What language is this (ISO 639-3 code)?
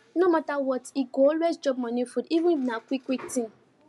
pcm